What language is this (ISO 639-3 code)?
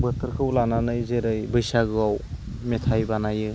brx